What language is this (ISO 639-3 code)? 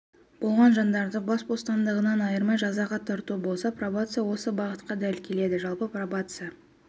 kaz